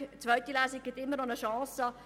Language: Swiss German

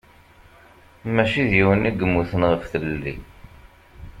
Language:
Kabyle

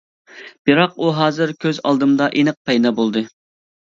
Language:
Uyghur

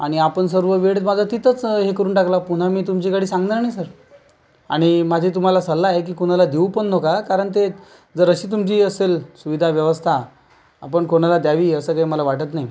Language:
Marathi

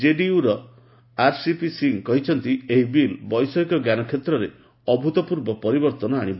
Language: Odia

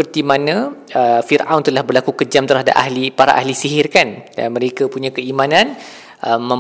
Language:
Malay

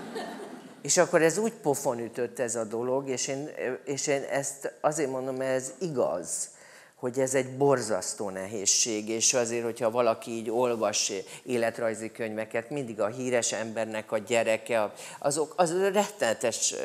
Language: Hungarian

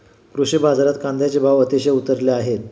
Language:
Marathi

